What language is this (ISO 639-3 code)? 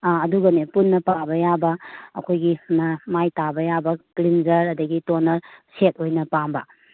mni